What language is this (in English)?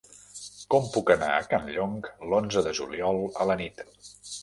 Catalan